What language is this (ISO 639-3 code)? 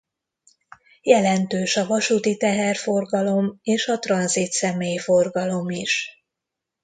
hun